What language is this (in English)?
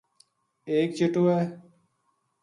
Gujari